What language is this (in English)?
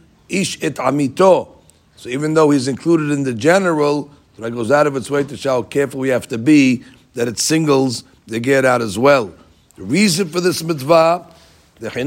English